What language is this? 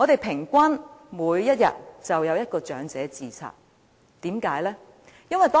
Cantonese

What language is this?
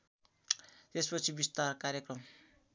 Nepali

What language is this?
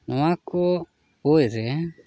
Santali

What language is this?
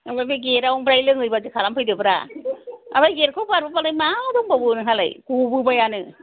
Bodo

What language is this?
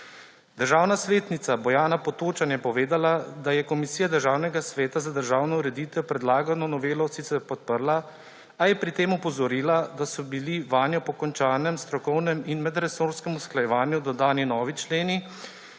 Slovenian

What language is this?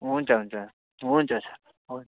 Nepali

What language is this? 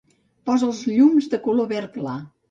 Catalan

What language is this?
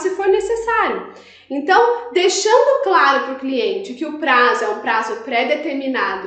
Portuguese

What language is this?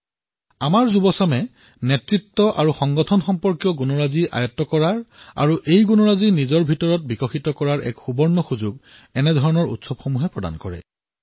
Assamese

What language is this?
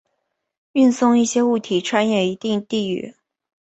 Chinese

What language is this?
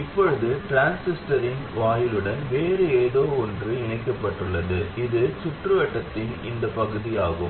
Tamil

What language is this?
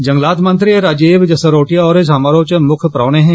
Dogri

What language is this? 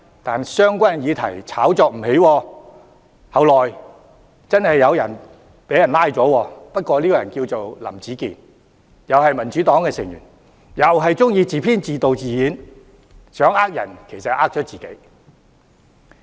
Cantonese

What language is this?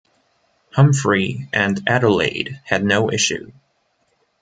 English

